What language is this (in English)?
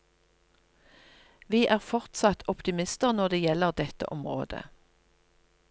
Norwegian